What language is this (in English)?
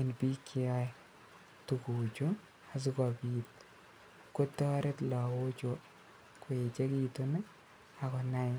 Kalenjin